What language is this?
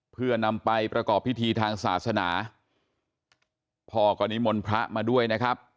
Thai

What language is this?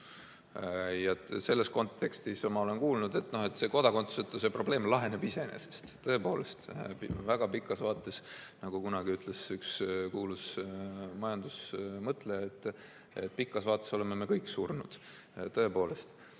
Estonian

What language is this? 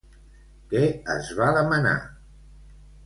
Catalan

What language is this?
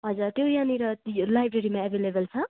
Nepali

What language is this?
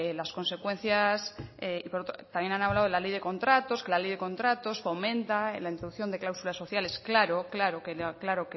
Spanish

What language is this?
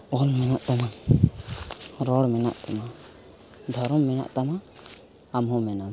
Santali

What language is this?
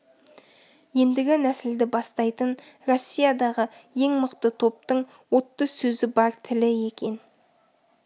Kazakh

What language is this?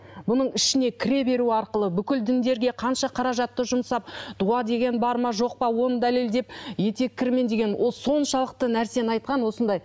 Kazakh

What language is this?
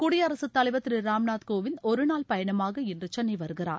Tamil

